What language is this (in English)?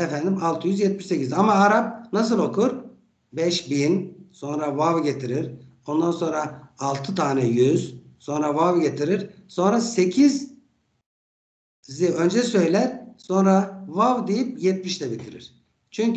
Turkish